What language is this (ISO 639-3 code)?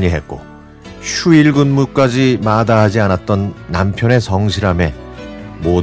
kor